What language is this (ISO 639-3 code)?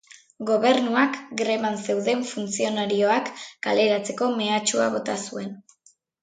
eus